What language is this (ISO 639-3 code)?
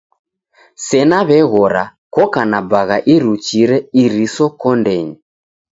dav